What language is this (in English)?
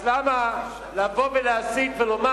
Hebrew